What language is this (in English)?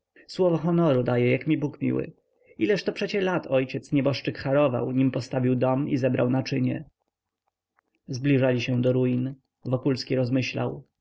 Polish